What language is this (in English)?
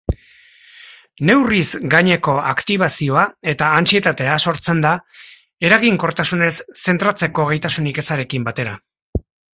Basque